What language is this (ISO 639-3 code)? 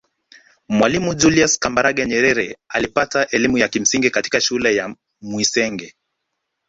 swa